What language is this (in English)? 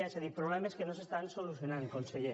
Catalan